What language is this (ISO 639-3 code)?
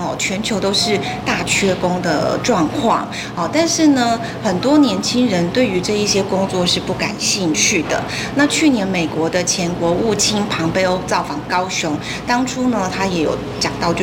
zho